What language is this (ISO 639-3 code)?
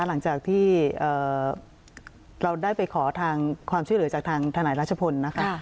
tha